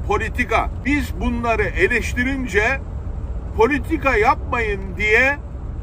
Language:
Turkish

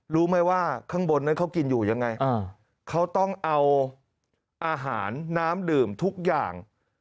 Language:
Thai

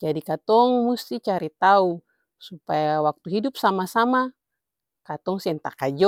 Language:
Ambonese Malay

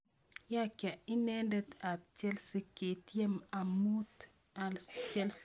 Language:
Kalenjin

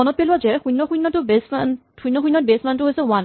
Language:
Assamese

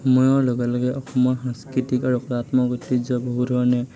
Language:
Assamese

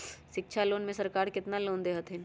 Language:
Magahi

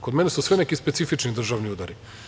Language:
Serbian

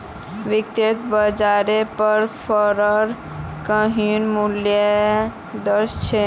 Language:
Magahi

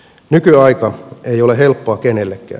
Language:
Finnish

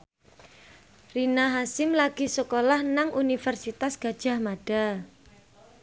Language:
Javanese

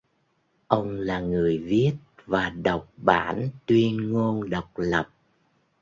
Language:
Vietnamese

